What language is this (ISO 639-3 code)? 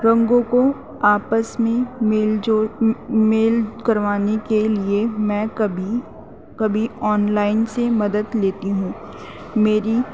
urd